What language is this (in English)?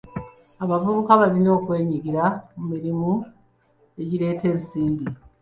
Ganda